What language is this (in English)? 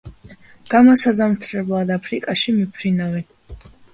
Georgian